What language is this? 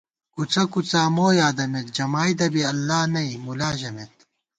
Gawar-Bati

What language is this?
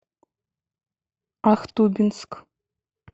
Russian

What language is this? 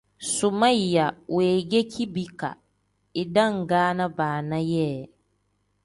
Tem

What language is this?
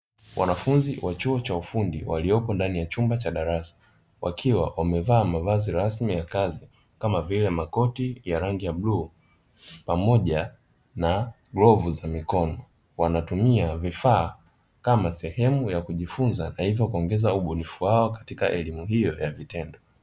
Swahili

